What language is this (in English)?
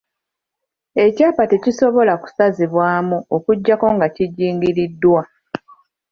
Ganda